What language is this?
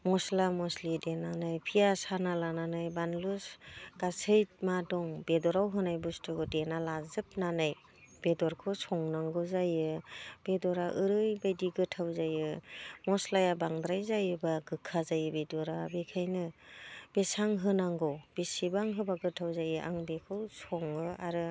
Bodo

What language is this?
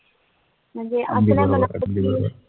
Marathi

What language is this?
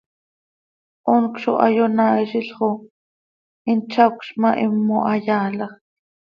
Seri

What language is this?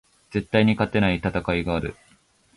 Japanese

